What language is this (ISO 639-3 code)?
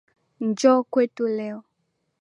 swa